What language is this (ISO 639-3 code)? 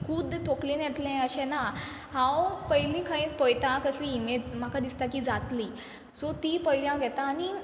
kok